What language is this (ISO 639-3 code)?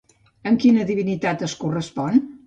cat